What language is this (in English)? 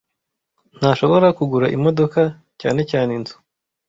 Kinyarwanda